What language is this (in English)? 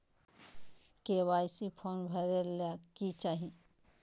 Magahi